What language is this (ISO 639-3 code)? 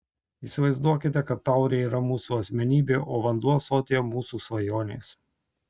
lit